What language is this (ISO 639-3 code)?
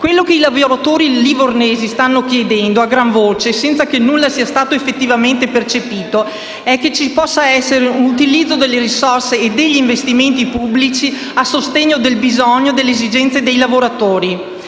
ita